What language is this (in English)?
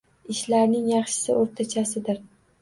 Uzbek